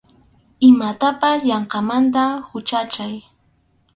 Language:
Arequipa-La Unión Quechua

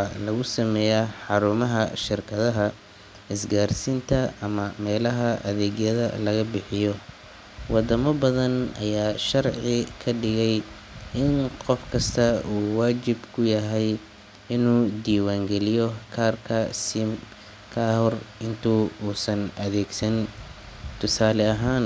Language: Somali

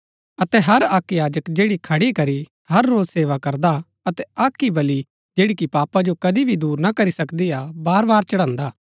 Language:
Gaddi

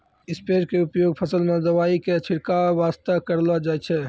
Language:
Maithili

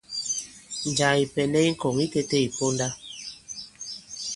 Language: Bankon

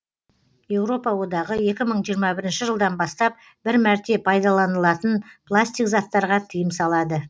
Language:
Kazakh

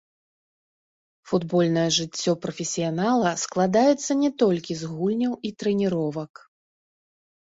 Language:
Belarusian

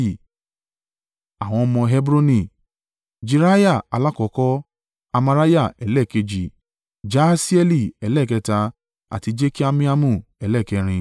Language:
Yoruba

